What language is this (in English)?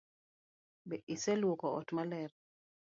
Luo (Kenya and Tanzania)